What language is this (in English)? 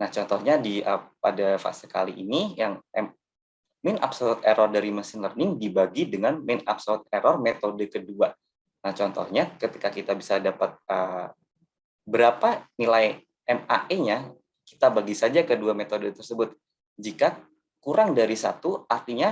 Indonesian